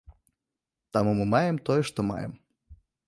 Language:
Belarusian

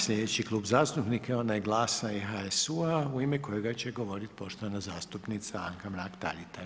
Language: Croatian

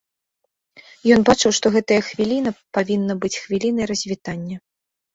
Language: Belarusian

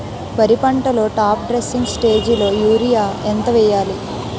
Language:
Telugu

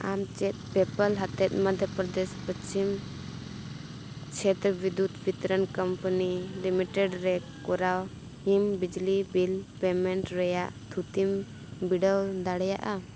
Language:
Santali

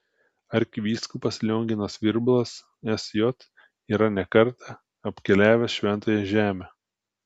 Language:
Lithuanian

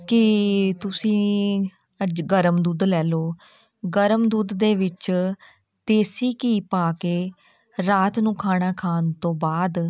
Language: Punjabi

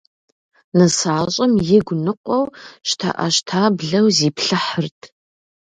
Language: Kabardian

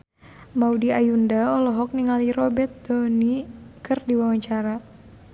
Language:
Sundanese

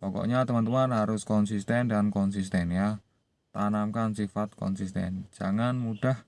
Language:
Indonesian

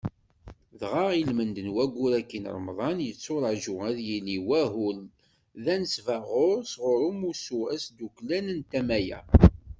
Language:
Kabyle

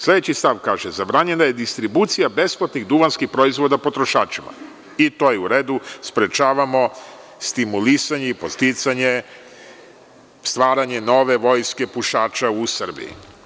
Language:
Serbian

